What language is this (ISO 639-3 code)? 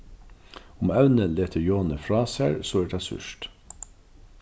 fao